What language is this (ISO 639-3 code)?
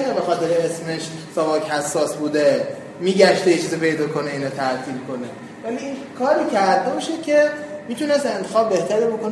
fas